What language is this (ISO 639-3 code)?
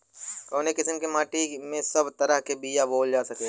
bho